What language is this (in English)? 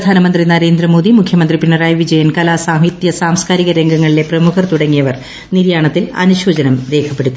Malayalam